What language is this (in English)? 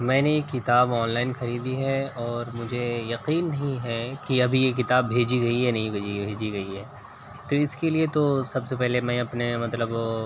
Urdu